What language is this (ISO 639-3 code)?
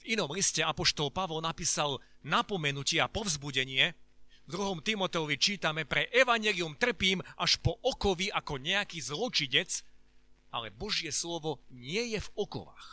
slk